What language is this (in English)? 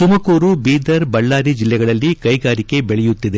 Kannada